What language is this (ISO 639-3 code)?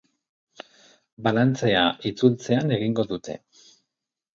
eus